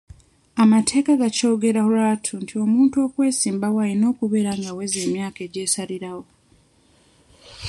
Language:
Ganda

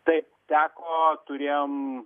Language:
Lithuanian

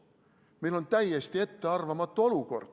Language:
Estonian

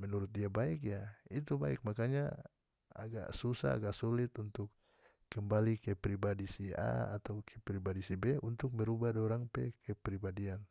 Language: North Moluccan Malay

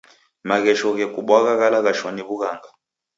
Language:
Taita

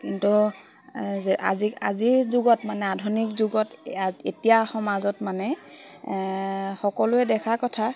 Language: Assamese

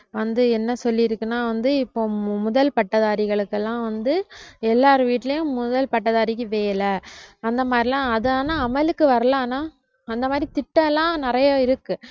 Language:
Tamil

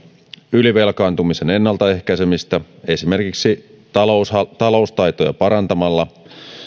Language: Finnish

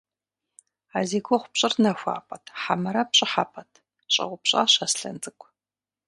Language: Kabardian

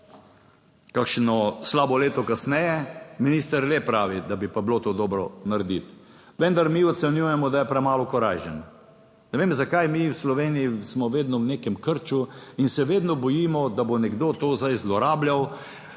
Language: Slovenian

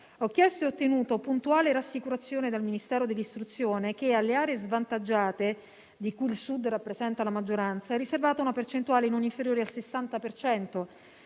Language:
Italian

